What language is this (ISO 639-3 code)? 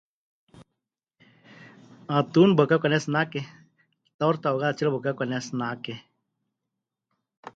hch